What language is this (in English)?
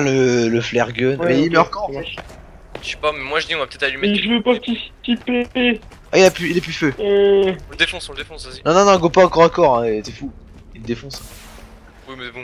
French